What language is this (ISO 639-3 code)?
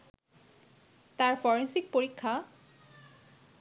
ben